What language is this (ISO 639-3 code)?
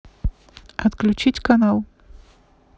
rus